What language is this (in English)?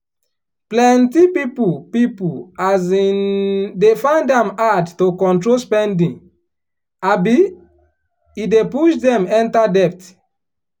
Nigerian Pidgin